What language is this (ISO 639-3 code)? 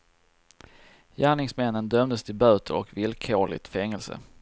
swe